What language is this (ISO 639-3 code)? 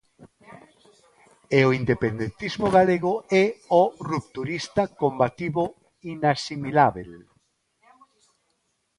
glg